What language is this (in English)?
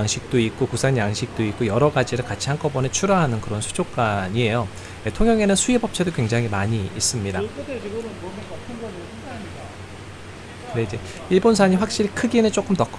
Korean